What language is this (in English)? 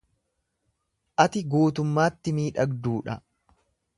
Oromo